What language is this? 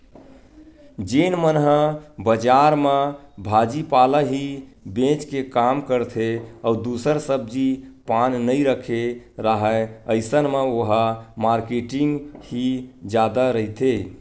Chhattisgarhi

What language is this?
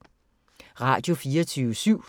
Danish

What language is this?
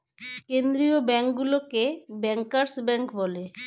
Bangla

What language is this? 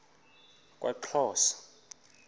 Xhosa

